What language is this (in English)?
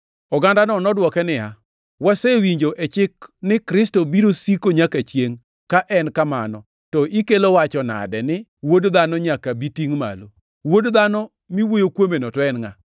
Luo (Kenya and Tanzania)